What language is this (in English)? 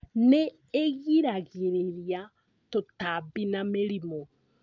Kikuyu